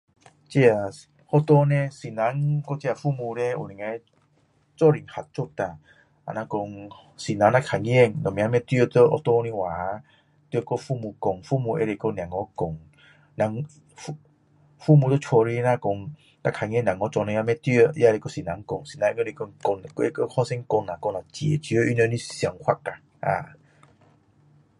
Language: Min Dong Chinese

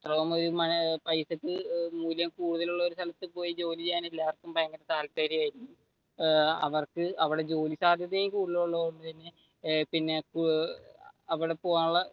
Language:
Malayalam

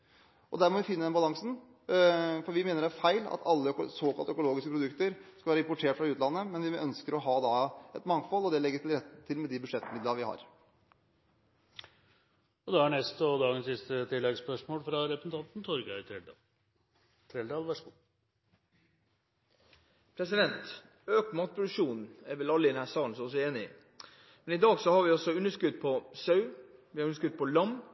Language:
Norwegian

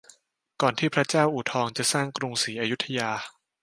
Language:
Thai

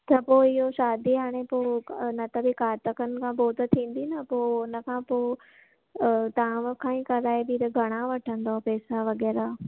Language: Sindhi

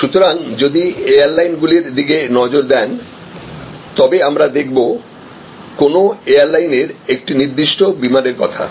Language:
Bangla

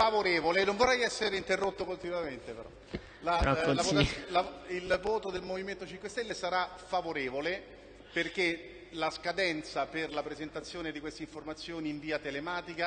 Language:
Italian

